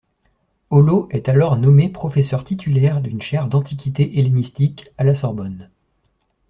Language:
French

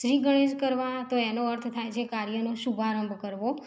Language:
Gujarati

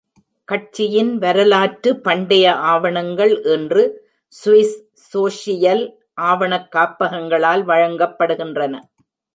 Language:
Tamil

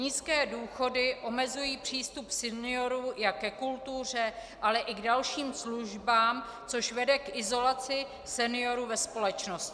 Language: Czech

